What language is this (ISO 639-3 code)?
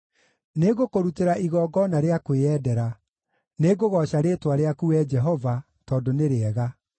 kik